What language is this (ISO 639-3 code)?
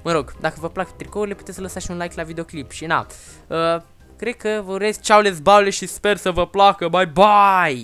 ron